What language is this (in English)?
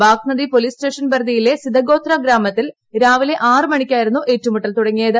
Malayalam